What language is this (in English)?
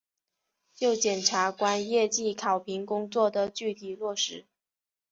Chinese